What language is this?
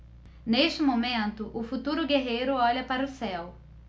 Portuguese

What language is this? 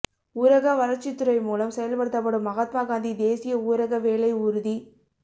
Tamil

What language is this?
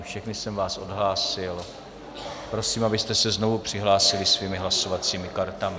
Czech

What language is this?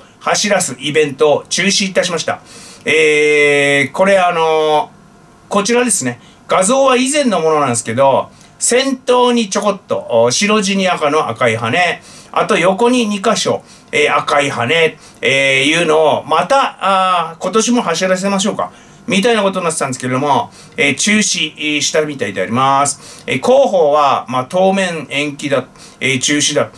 Japanese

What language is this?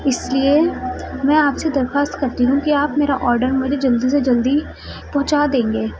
Urdu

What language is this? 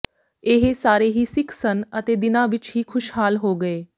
Punjabi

